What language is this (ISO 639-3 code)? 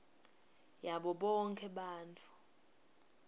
ssw